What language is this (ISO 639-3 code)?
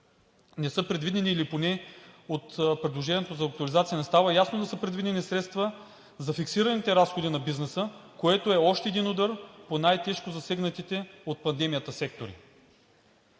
bul